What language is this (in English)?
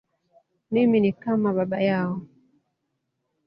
Swahili